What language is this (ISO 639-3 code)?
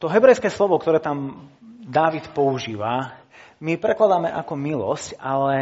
slk